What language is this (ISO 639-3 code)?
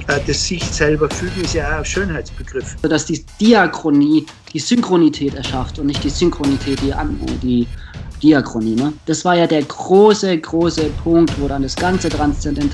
deu